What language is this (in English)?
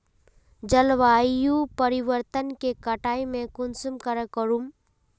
Magahi